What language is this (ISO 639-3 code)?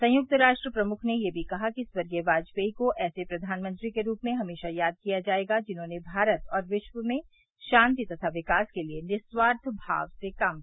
hin